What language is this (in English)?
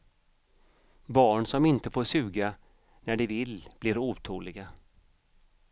Swedish